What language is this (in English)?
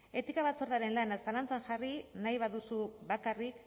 Basque